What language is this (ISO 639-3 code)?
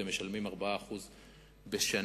heb